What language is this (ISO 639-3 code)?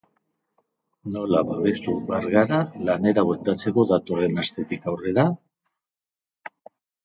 eus